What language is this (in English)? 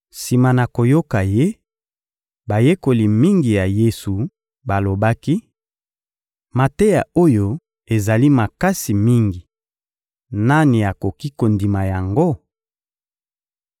Lingala